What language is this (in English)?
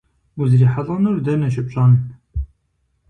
Kabardian